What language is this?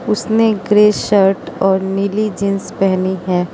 Hindi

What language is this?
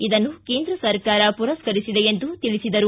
Kannada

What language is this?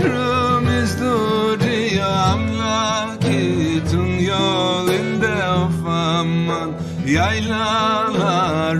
Turkish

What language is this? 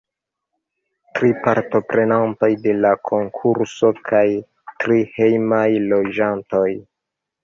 Esperanto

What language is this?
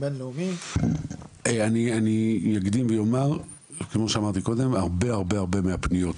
Hebrew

